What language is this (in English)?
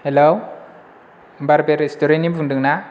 Bodo